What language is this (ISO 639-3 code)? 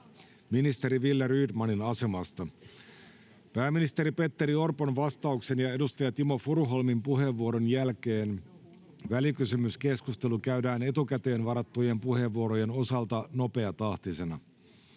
fin